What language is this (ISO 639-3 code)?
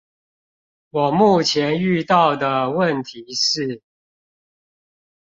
zho